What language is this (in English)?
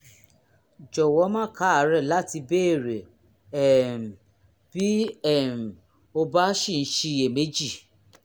Yoruba